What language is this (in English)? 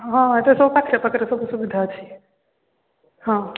Odia